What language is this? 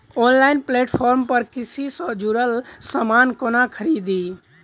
Maithili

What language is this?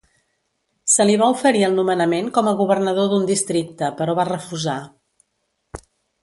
Catalan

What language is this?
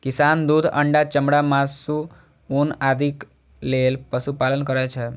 Maithili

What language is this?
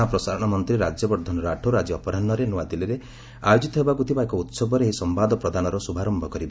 Odia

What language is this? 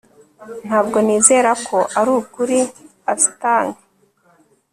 Kinyarwanda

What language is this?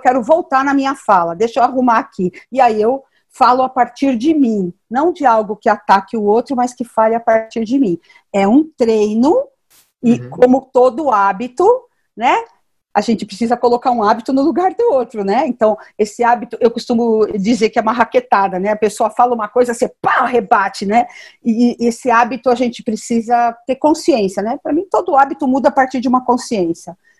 Portuguese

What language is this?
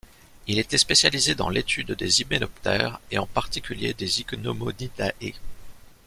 French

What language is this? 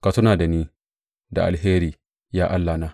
Hausa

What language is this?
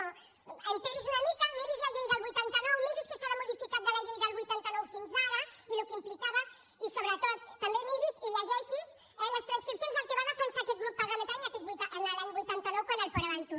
Catalan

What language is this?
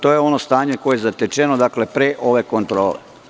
Serbian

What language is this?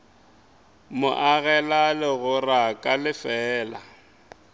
Northern Sotho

